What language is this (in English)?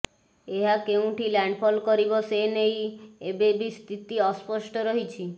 Odia